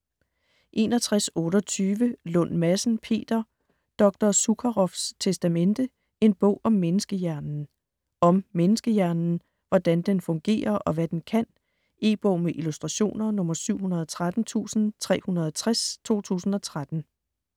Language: Danish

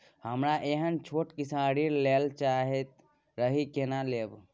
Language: Maithili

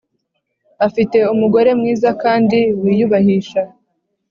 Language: Kinyarwanda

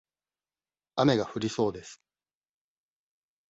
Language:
Japanese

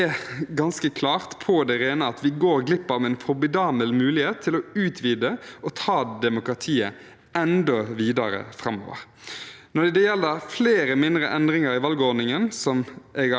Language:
Norwegian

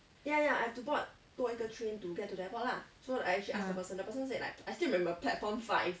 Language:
English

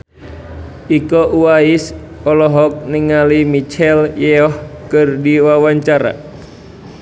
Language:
Sundanese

